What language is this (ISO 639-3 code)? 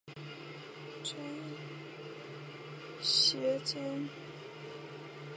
zho